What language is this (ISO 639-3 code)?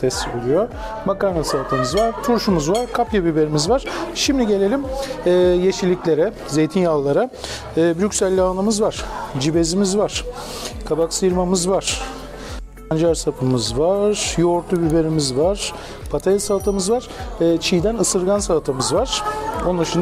tur